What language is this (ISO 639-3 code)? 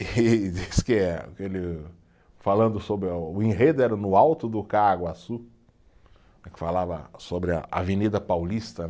por